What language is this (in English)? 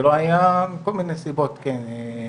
Hebrew